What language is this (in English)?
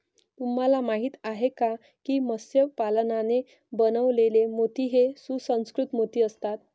Marathi